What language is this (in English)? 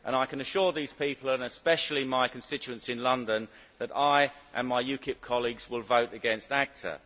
English